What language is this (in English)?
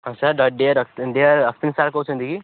Odia